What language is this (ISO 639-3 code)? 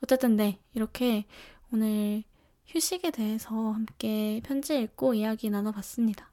kor